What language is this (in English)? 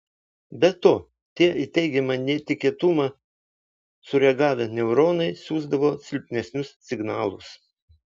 Lithuanian